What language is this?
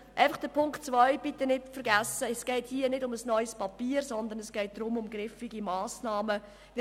Swiss German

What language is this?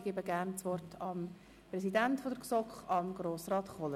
Swiss German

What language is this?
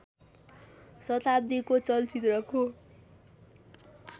Nepali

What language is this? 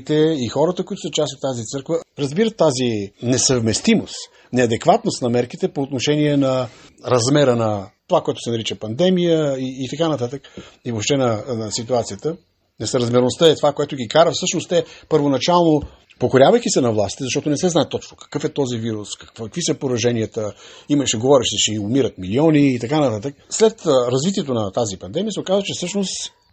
Bulgarian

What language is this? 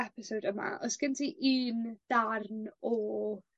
Welsh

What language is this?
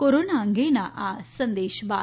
Gujarati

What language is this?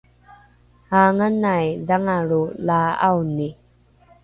Rukai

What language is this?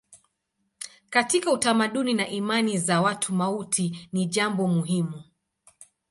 Swahili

